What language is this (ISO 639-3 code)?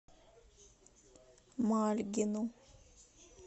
rus